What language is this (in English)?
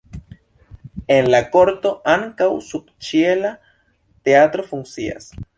Esperanto